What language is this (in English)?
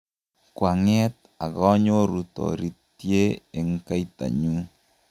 Kalenjin